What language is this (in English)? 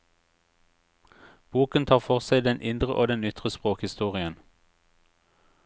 Norwegian